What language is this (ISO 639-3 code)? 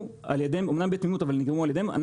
heb